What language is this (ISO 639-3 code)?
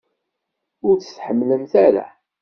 kab